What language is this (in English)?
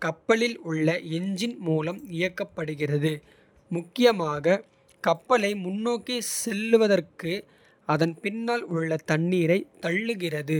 Kota (India)